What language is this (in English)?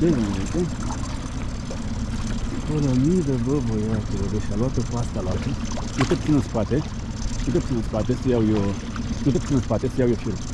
Romanian